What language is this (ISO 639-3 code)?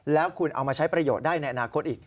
tha